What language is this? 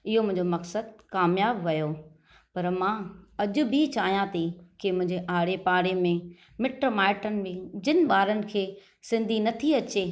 Sindhi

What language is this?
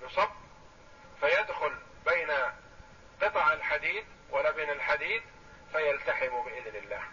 Arabic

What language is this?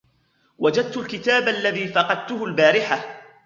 Arabic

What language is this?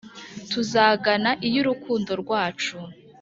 Kinyarwanda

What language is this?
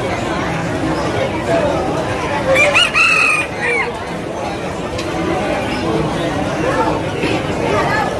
Vietnamese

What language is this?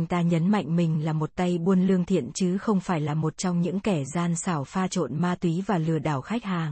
Vietnamese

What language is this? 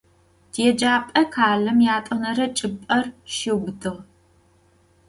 Adyghe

